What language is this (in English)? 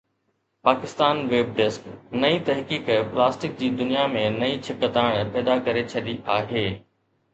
Sindhi